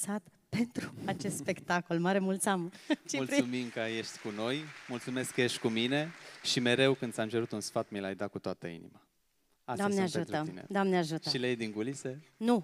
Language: Romanian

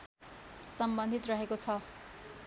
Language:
Nepali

